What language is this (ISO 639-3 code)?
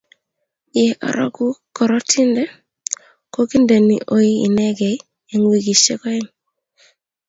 kln